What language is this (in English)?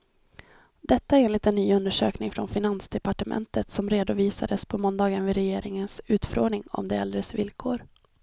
Swedish